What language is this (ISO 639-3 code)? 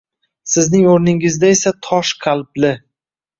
uzb